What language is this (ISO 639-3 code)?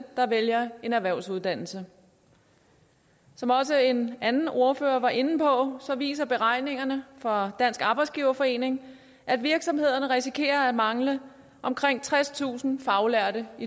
dan